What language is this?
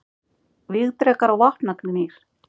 Icelandic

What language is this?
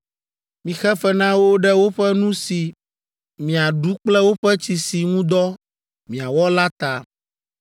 Ewe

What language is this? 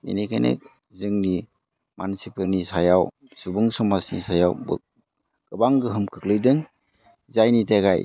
Bodo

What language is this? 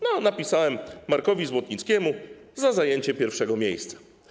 Polish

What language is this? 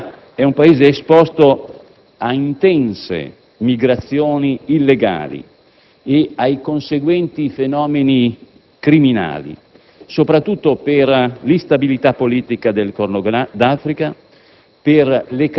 Italian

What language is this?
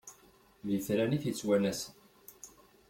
Kabyle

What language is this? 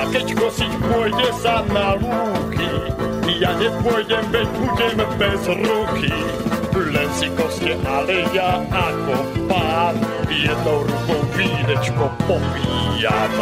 Slovak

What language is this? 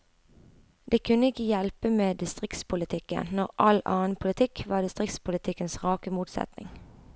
Norwegian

